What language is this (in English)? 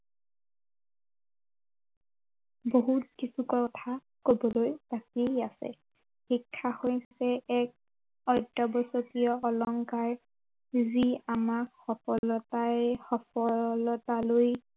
Assamese